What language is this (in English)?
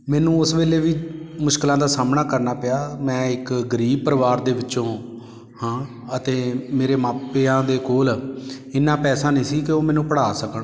Punjabi